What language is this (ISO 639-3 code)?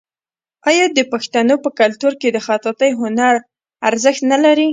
pus